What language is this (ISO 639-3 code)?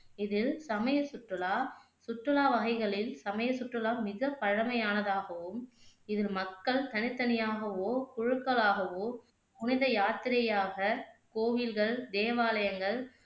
tam